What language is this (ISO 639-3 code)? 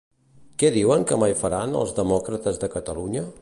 cat